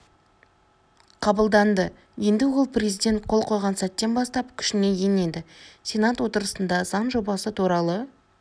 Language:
Kazakh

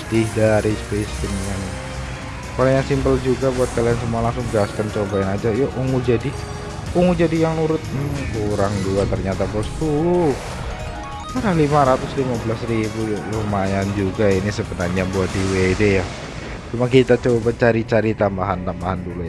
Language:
Indonesian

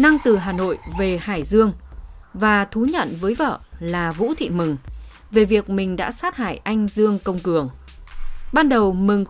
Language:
Vietnamese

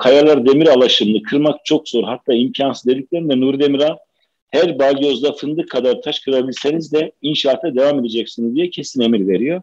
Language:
Turkish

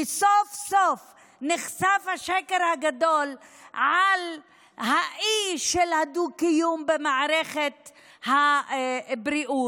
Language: Hebrew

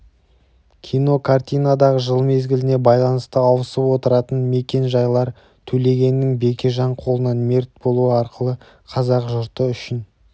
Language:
Kazakh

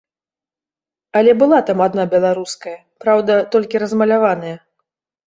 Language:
Belarusian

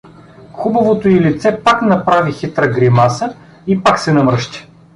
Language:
Bulgarian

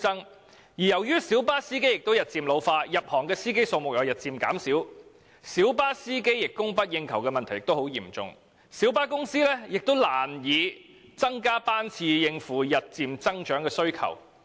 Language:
Cantonese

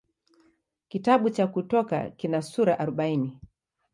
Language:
Swahili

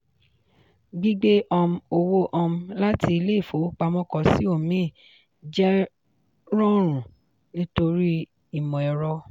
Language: Yoruba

